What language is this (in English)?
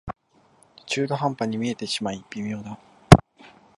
Japanese